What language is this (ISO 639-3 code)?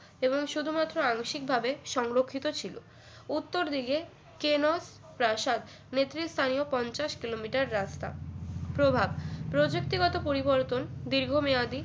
ben